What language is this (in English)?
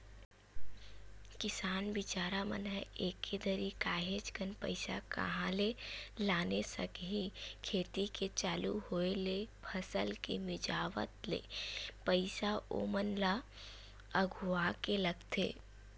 Chhattisgarhi